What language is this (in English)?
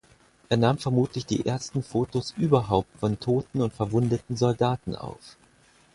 German